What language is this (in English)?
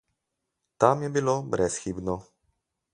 Slovenian